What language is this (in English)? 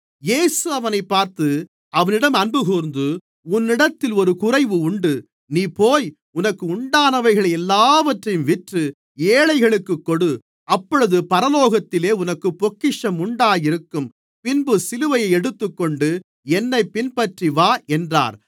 Tamil